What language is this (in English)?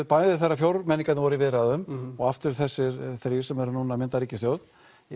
Icelandic